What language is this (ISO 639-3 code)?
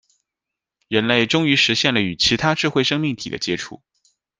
zho